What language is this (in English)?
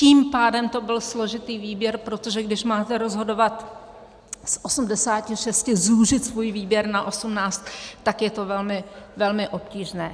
Czech